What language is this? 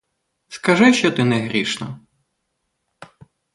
Ukrainian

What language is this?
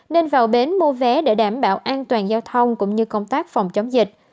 Vietnamese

